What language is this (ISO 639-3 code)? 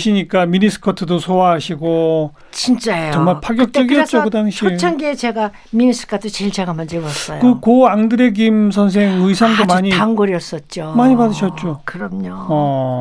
kor